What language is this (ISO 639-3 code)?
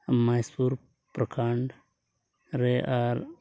sat